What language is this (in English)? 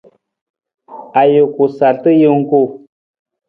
Nawdm